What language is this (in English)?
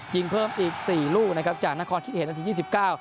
Thai